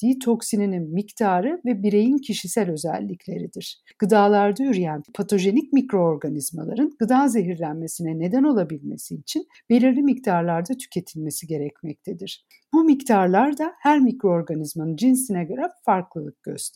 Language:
Turkish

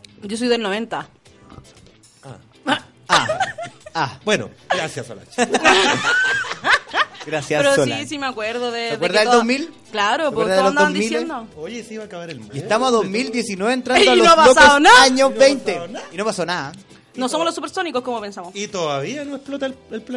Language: Spanish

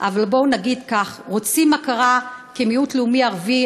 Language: Hebrew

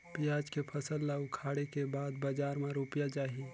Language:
Chhattisgarhi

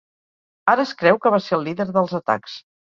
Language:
Catalan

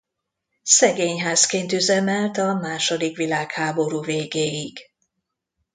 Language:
Hungarian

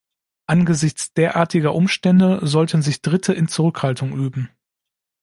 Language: German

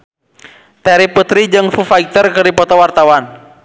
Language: Sundanese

